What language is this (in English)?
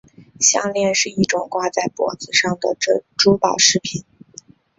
Chinese